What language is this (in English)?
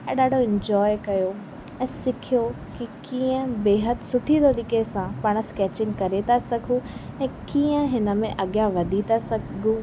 Sindhi